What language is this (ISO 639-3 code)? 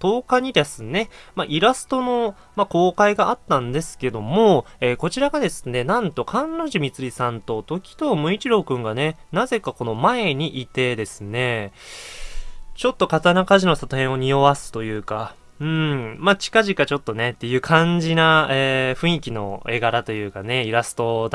jpn